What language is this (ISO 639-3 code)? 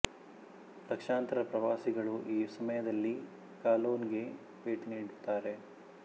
kan